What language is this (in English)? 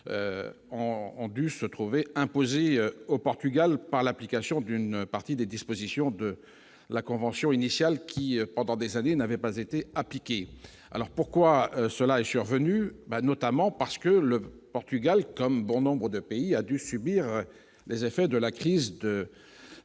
French